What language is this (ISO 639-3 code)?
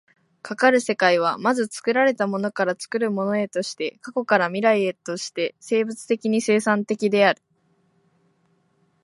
jpn